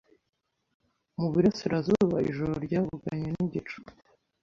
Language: Kinyarwanda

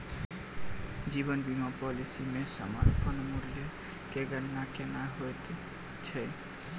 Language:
Maithili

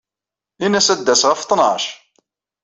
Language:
Kabyle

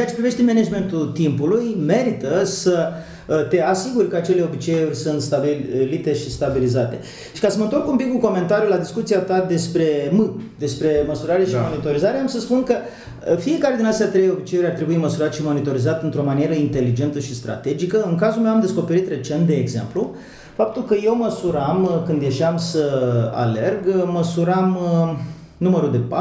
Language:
Romanian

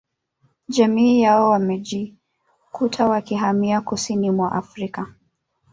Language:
Swahili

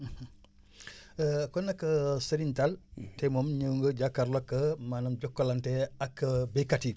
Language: Wolof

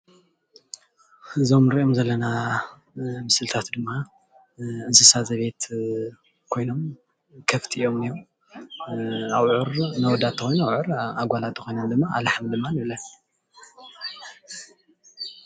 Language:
Tigrinya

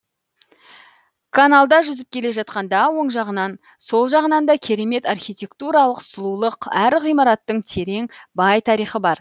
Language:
Kazakh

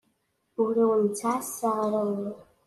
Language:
Kabyle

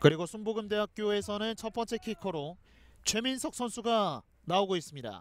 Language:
Korean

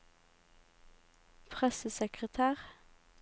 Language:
Norwegian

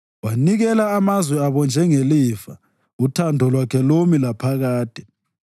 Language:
North Ndebele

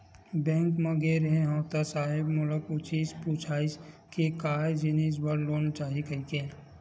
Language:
Chhattisgarhi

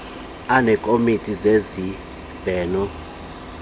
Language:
Xhosa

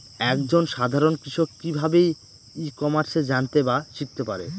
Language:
Bangla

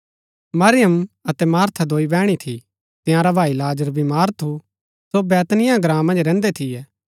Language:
Gaddi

